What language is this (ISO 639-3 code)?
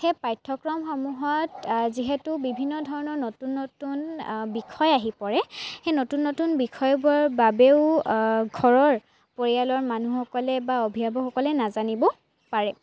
asm